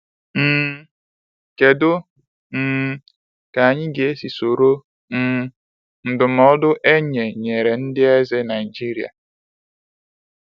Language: Igbo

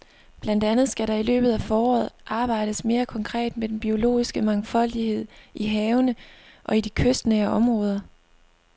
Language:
Danish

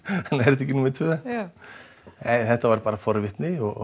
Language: Icelandic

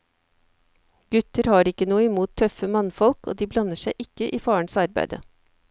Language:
Norwegian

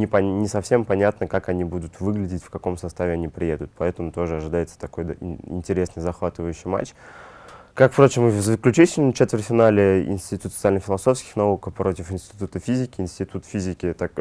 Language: Russian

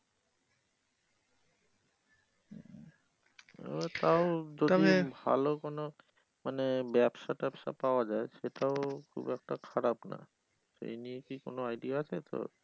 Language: Bangla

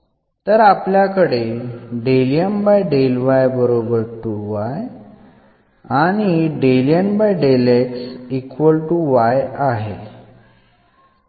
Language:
Marathi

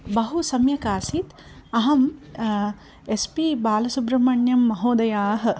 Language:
Sanskrit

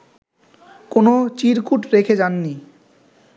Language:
Bangla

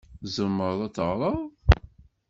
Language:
Kabyle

